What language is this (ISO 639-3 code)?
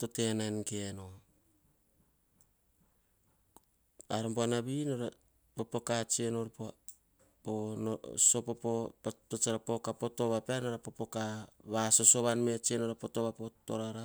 hah